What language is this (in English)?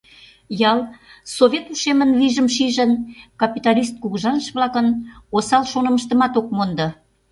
Mari